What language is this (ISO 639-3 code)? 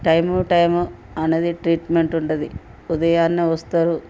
tel